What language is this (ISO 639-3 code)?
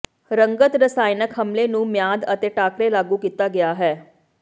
pan